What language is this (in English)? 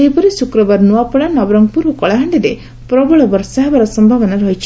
Odia